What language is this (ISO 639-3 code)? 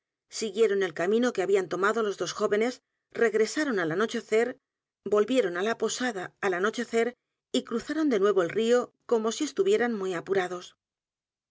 spa